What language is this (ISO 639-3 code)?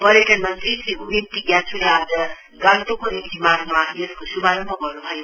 nep